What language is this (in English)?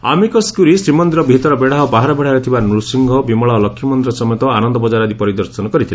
Odia